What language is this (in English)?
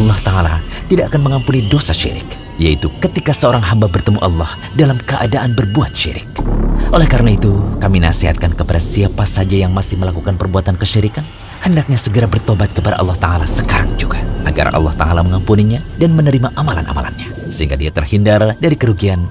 Indonesian